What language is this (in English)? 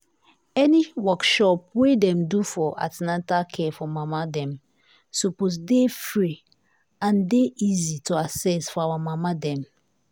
Nigerian Pidgin